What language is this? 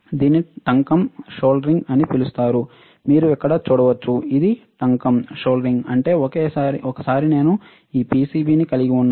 Telugu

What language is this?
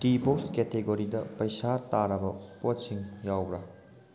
Manipuri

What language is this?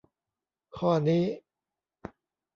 Thai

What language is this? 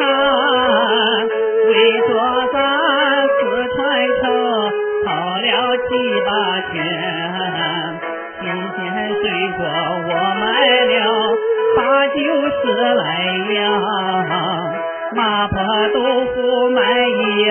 Chinese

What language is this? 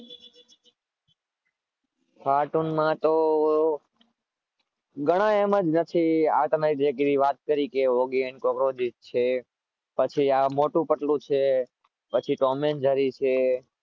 Gujarati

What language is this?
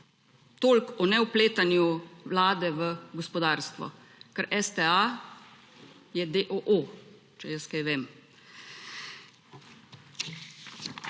Slovenian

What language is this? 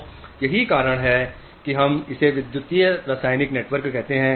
Hindi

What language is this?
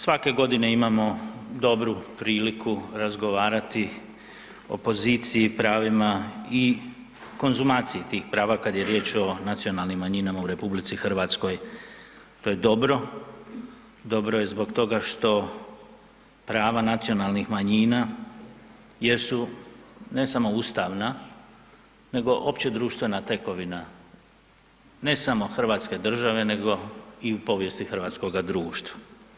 Croatian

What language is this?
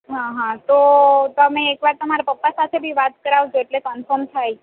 Gujarati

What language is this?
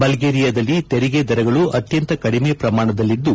Kannada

